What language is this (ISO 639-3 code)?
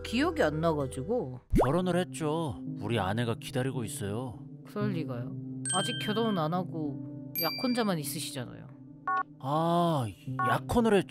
kor